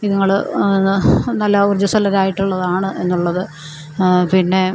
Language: Malayalam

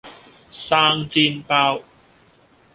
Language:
Cantonese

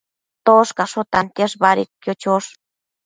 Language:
Matsés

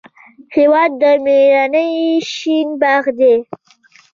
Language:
Pashto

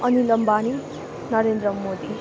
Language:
Nepali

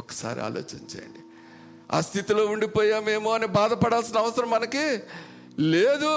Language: Telugu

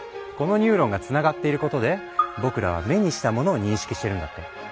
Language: Japanese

